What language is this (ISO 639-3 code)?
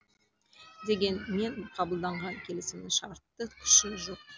kaz